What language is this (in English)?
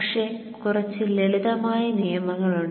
Malayalam